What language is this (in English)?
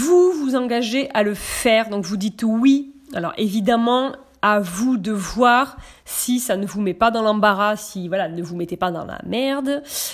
French